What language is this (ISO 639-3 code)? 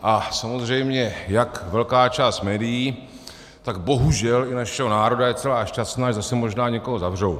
ces